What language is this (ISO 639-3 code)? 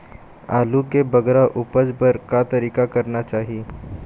hne